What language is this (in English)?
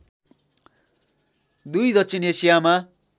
Nepali